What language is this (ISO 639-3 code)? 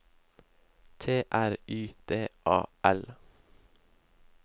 nor